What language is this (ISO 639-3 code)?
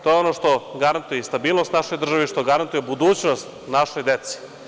srp